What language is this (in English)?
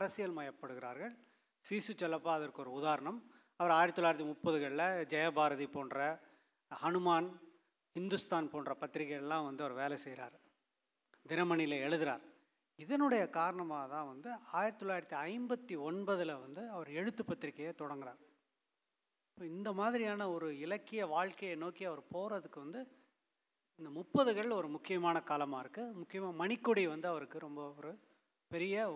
Tamil